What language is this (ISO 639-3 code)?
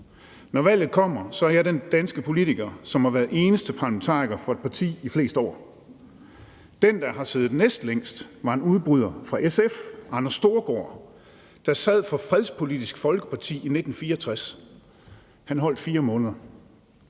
dan